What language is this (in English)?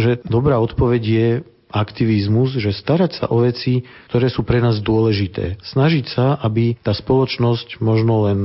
Slovak